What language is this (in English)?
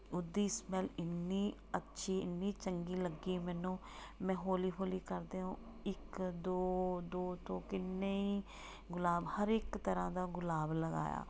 Punjabi